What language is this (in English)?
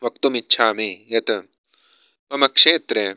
Sanskrit